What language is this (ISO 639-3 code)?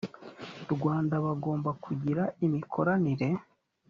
kin